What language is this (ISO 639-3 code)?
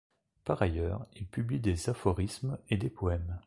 fra